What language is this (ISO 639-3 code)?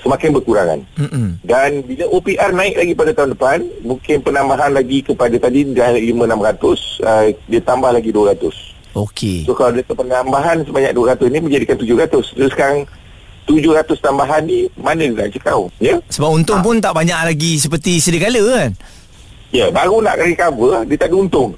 msa